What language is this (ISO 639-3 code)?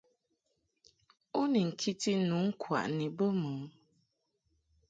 mhk